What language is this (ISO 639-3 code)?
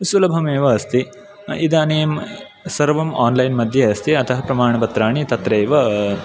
san